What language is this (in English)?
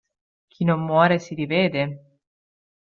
Italian